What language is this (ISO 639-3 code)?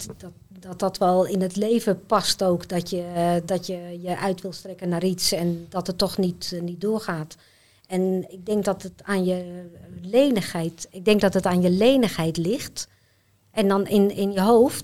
nld